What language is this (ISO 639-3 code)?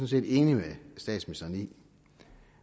dan